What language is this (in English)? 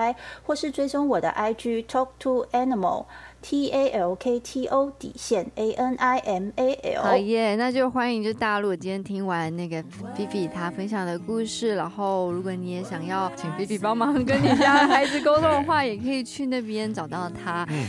Chinese